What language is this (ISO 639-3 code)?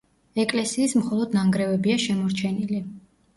kat